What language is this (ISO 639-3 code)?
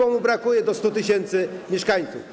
pol